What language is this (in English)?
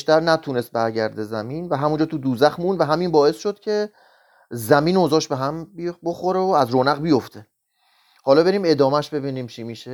Persian